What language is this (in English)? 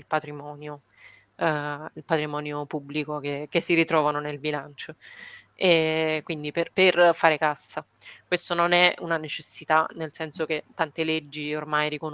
Italian